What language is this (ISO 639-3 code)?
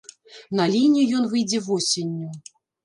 bel